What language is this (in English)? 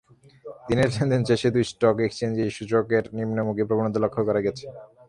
Bangla